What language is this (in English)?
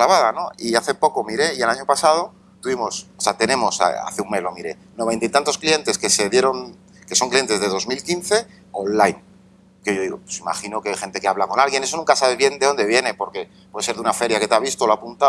Spanish